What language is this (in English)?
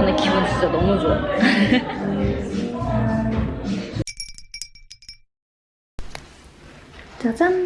Korean